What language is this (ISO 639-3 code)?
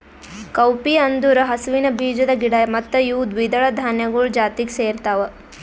kan